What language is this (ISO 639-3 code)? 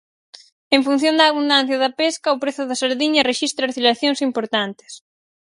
glg